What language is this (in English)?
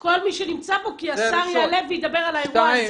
Hebrew